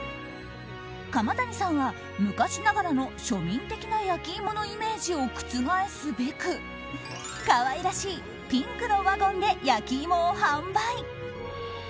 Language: Japanese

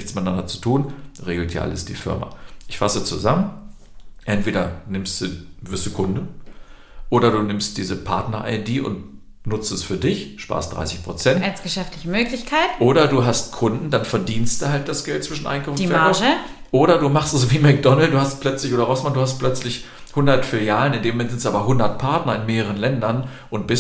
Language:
German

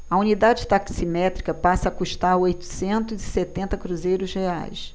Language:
Portuguese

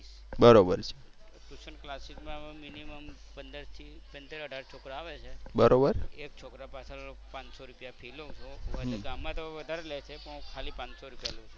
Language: Gujarati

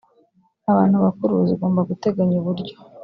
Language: Kinyarwanda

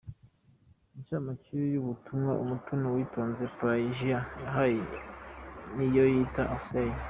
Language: Kinyarwanda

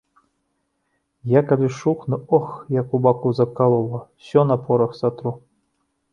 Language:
Belarusian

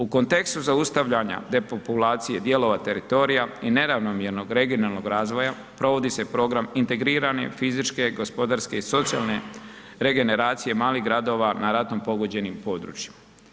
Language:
Croatian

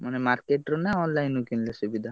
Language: Odia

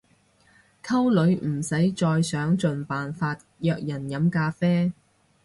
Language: Cantonese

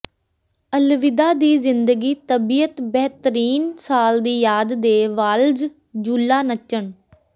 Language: Punjabi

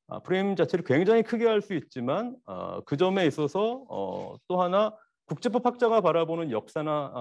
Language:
Korean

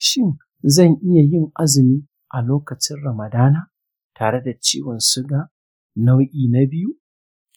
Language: Hausa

